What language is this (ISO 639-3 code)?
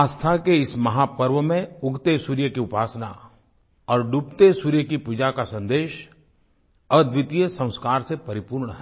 hin